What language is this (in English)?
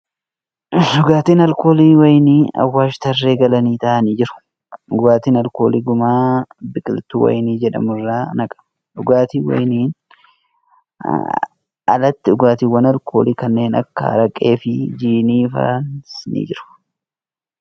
Oromo